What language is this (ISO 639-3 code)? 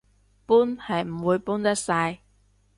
yue